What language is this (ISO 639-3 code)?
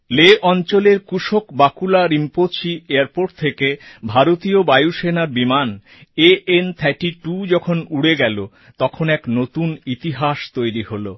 ben